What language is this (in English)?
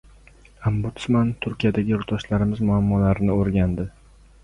Uzbek